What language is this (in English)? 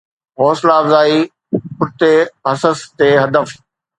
Sindhi